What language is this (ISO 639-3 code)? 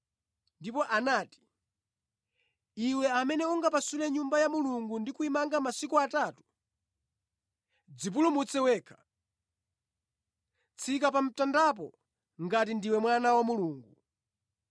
nya